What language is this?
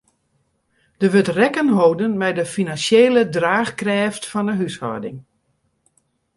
Western Frisian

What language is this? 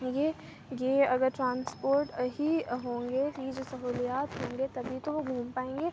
Urdu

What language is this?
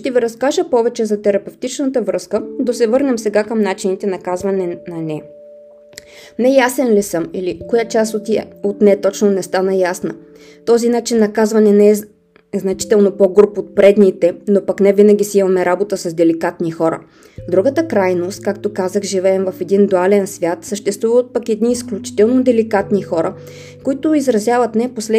Bulgarian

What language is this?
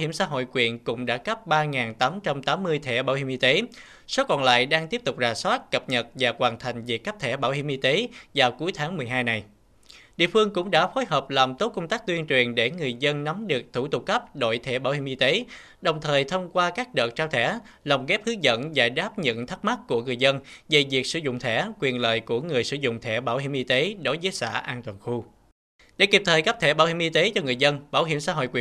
Vietnamese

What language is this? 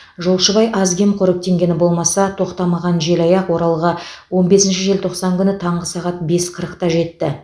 Kazakh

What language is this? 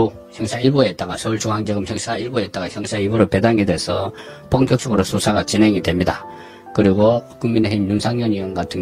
Korean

